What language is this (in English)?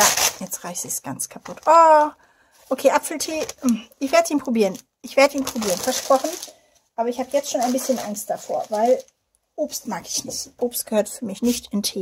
German